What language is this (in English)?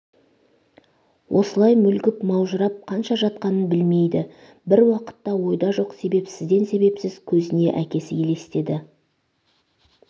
Kazakh